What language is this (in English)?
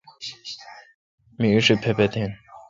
Kalkoti